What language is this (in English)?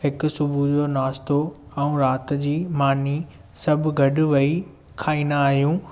Sindhi